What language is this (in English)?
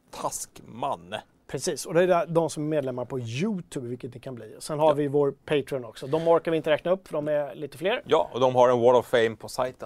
Swedish